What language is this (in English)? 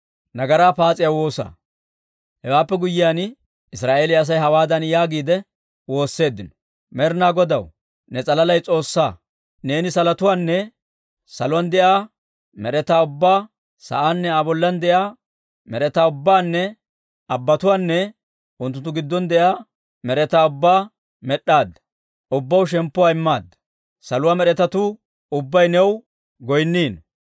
Dawro